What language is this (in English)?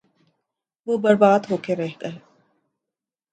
Urdu